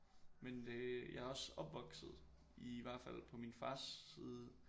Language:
Danish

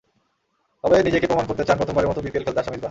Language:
Bangla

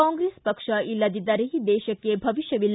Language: Kannada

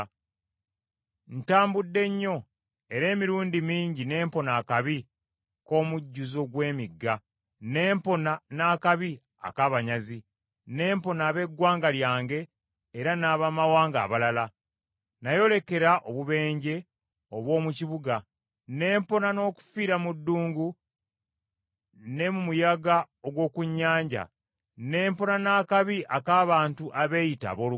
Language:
Ganda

